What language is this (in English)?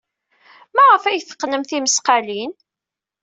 Kabyle